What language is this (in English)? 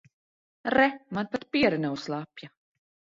Latvian